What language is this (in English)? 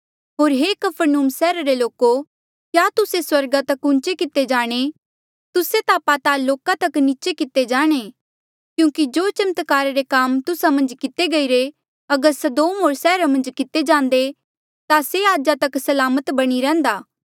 Mandeali